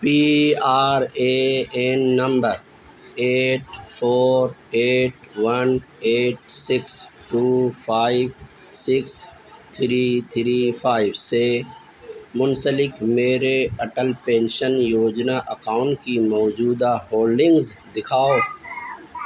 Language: Urdu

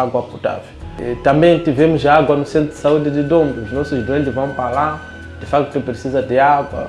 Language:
Portuguese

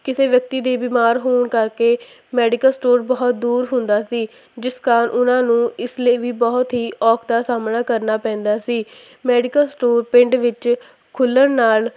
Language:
Punjabi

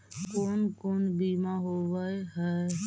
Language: Magahi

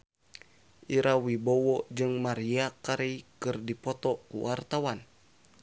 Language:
Sundanese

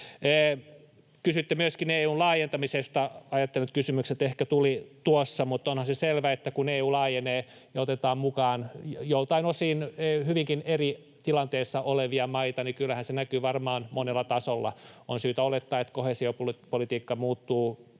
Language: Finnish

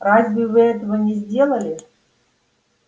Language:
Russian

